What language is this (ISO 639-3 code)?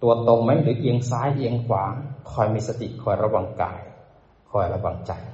tha